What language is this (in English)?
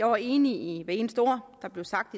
Danish